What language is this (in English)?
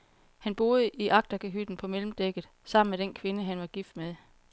Danish